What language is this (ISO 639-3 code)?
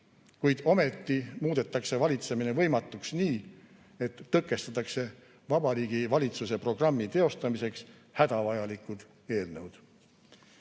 est